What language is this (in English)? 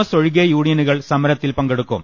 Malayalam